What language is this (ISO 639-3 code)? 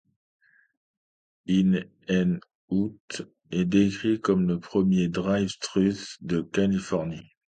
fra